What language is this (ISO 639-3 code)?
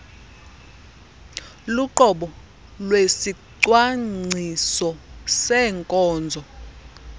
xho